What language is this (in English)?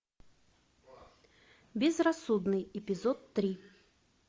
Russian